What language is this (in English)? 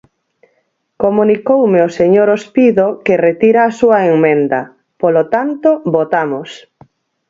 Galician